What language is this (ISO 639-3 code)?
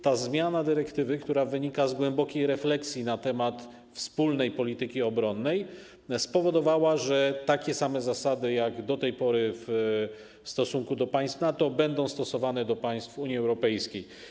pol